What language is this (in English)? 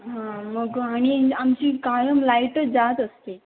Marathi